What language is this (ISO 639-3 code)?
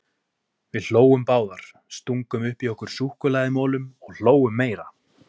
isl